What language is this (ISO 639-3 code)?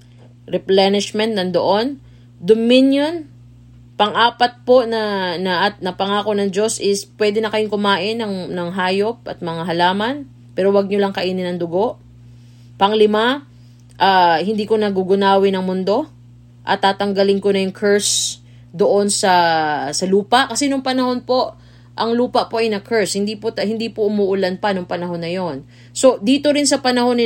fil